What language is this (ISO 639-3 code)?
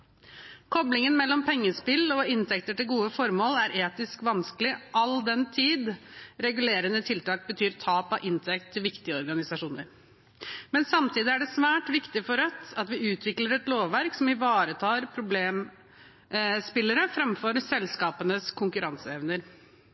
nob